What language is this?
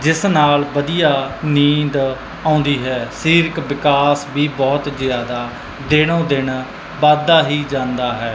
Punjabi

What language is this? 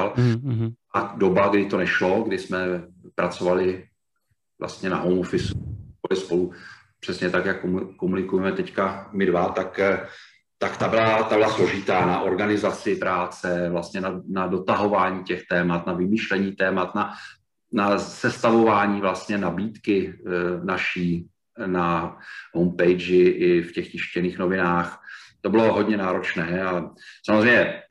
Czech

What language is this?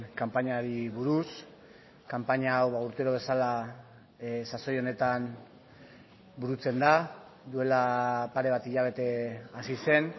Basque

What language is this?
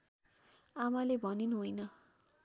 Nepali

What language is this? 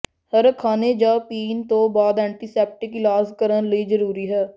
Punjabi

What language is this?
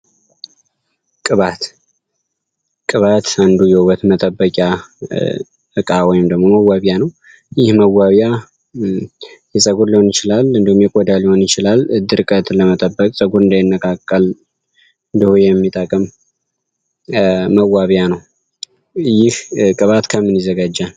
Amharic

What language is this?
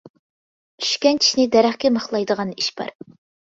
Uyghur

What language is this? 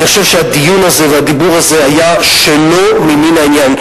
Hebrew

